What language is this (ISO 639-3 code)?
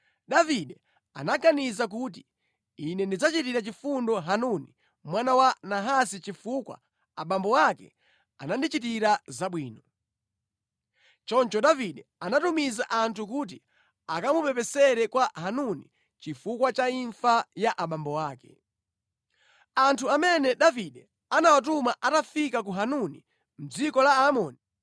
nya